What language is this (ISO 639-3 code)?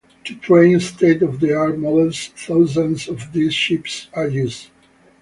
eng